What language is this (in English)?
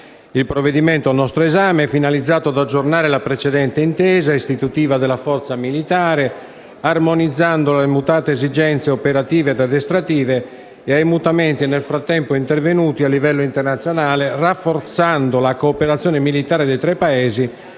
Italian